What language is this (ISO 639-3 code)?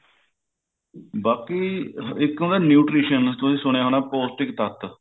pan